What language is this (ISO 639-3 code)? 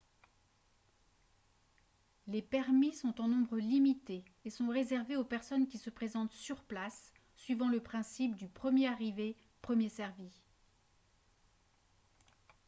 fra